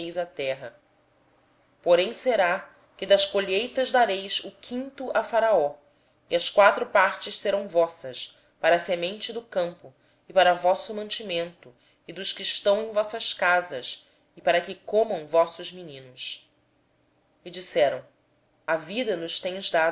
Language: Portuguese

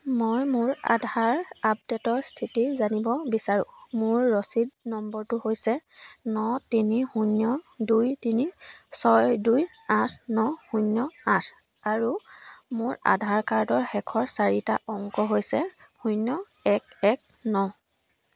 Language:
Assamese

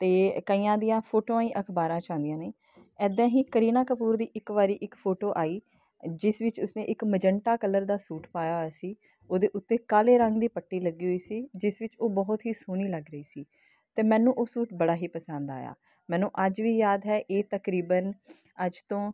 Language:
Punjabi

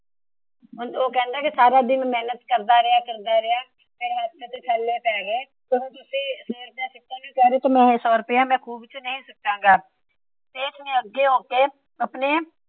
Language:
Punjabi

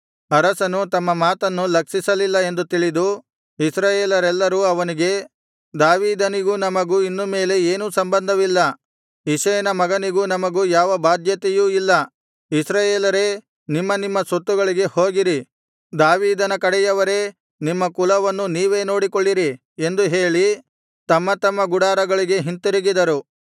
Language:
Kannada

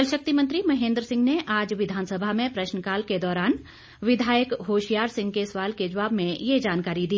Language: Hindi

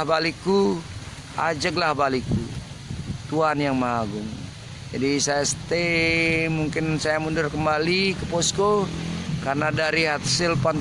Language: Indonesian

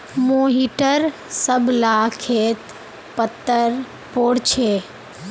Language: Magahi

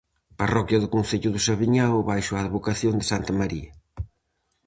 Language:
Galician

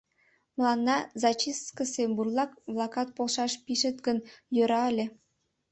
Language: Mari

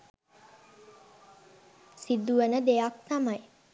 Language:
Sinhala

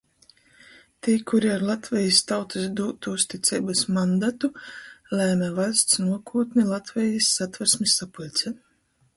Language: Latgalian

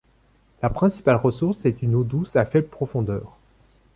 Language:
French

